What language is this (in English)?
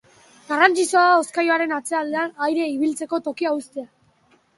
Basque